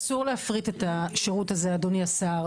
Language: Hebrew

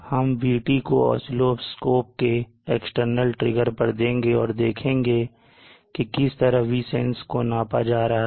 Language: Hindi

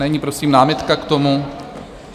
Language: Czech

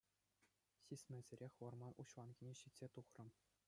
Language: Chuvash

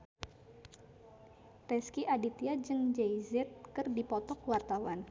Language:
Sundanese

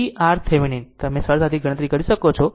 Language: Gujarati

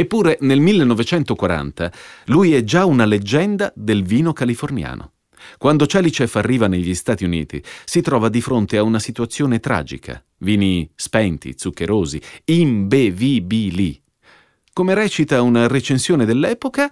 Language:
Italian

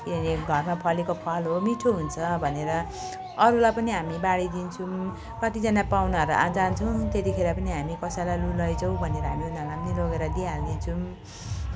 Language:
Nepali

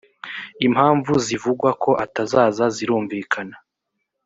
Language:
Kinyarwanda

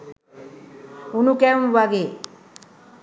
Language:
Sinhala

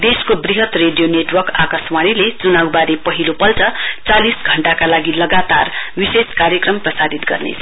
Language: Nepali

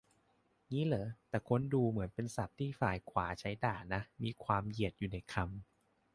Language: Thai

